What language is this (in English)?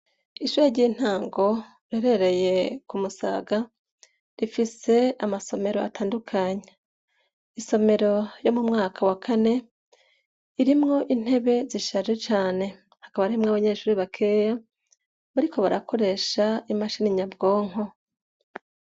Rundi